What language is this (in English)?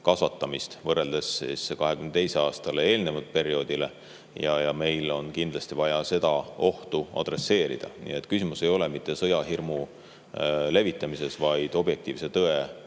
Estonian